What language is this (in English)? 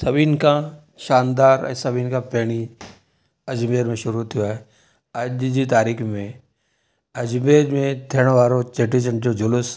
Sindhi